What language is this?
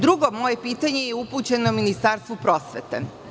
Serbian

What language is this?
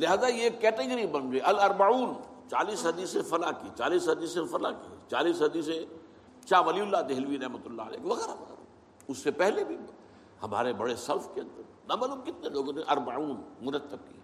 Urdu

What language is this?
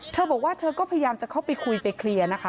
Thai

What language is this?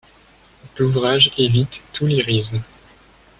French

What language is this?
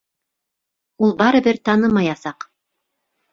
Bashkir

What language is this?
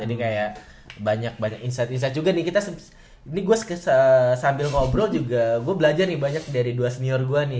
Indonesian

